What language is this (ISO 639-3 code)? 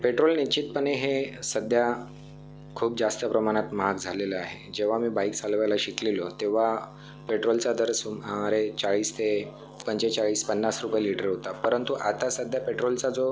mar